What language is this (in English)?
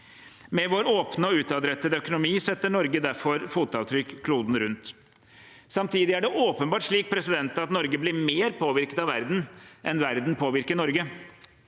Norwegian